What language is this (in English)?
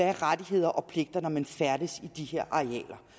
Danish